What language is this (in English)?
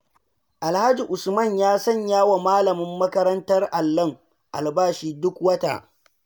Hausa